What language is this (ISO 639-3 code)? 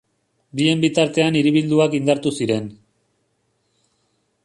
eus